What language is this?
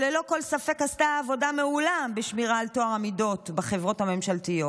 Hebrew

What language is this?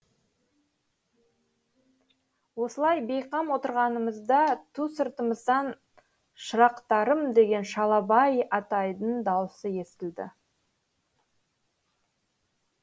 Kazakh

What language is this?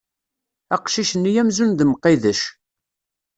Kabyle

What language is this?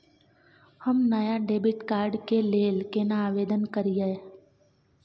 Maithili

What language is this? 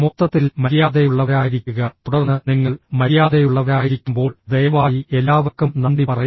Malayalam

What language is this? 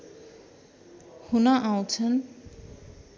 Nepali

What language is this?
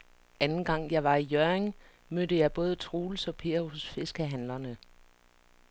Danish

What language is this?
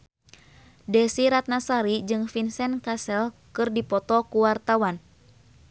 Sundanese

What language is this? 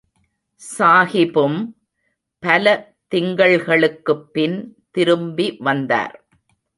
Tamil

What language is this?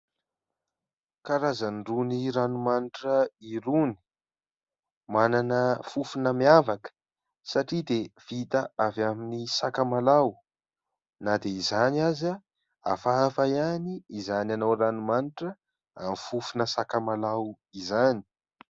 Malagasy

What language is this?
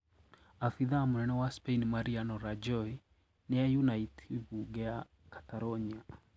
Kikuyu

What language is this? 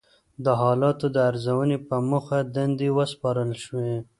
Pashto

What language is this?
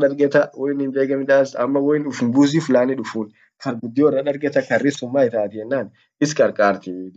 Orma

